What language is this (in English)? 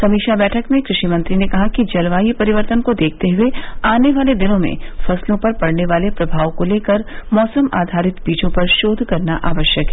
Hindi